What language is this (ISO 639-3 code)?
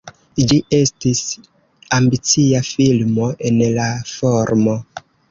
epo